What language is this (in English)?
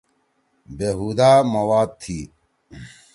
Torwali